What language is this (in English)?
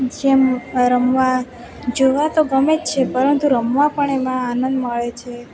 Gujarati